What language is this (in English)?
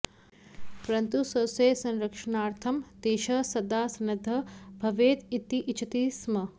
Sanskrit